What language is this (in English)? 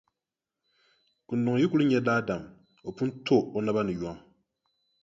Dagbani